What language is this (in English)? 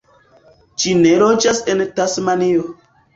Esperanto